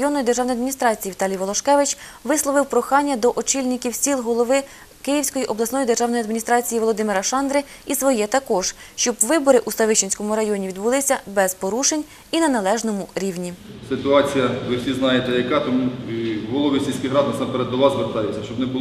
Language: Ukrainian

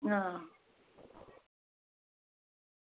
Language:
Dogri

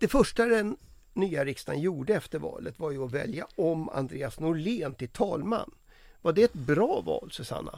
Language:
Swedish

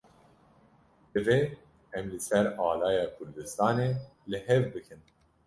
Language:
Kurdish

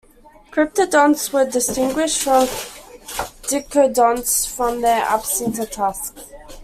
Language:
English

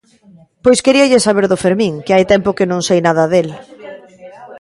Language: Galician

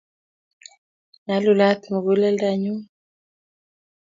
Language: Kalenjin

